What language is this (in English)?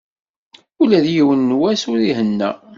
Kabyle